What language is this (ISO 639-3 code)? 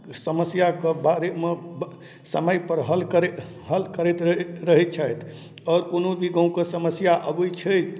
mai